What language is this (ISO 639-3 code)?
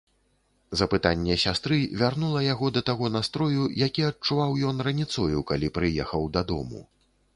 bel